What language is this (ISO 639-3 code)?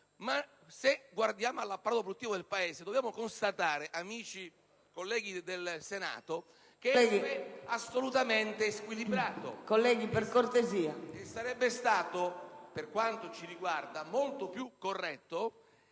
ita